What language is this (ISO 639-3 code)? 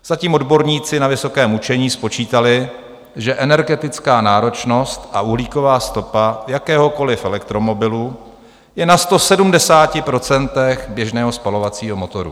ces